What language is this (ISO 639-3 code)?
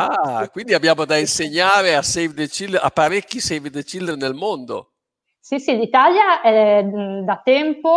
ita